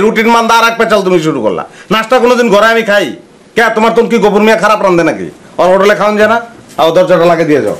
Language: Hindi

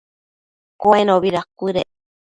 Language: Matsés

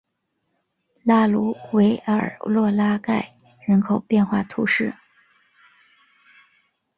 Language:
Chinese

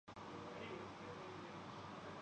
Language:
Urdu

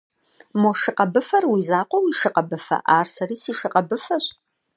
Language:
Kabardian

